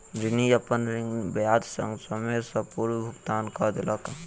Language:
Maithili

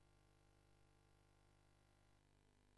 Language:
Hebrew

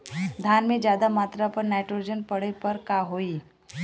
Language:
Bhojpuri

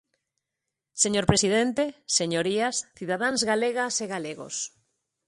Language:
Galician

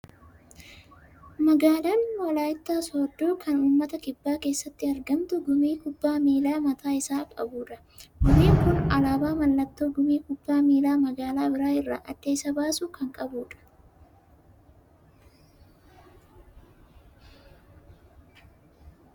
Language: Oromo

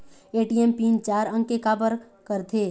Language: Chhattisgarhi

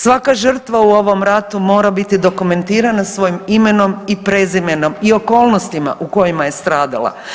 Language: Croatian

